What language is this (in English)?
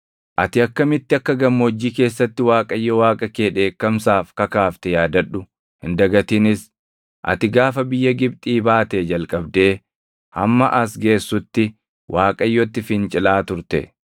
Oromo